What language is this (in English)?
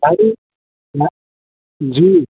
Sindhi